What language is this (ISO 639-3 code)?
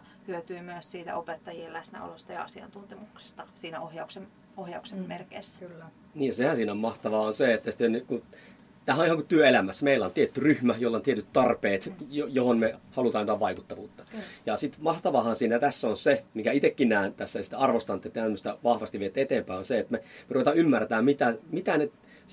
fin